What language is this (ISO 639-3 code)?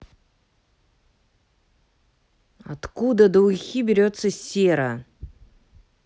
rus